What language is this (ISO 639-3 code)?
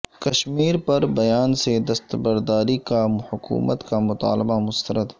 urd